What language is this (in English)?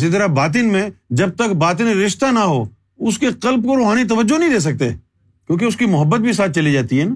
Urdu